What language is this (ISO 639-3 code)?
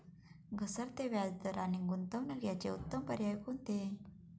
mar